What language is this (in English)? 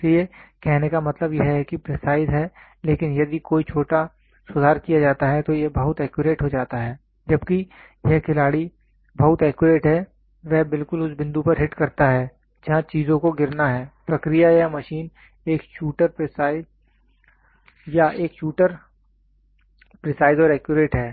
Hindi